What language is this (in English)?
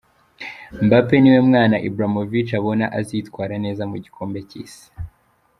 Kinyarwanda